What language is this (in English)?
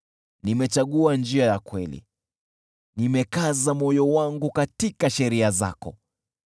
Swahili